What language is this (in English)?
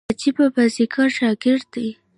Pashto